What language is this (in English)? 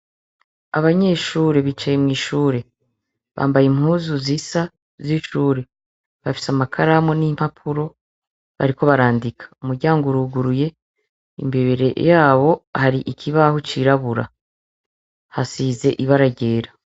Rundi